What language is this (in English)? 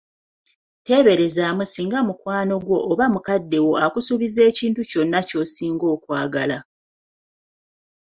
Ganda